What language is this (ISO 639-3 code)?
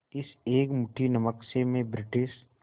hin